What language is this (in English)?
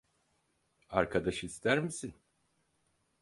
Turkish